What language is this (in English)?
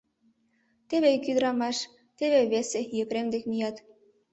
Mari